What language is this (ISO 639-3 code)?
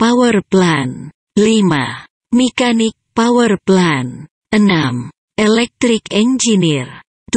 ind